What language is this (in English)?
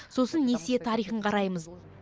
Kazakh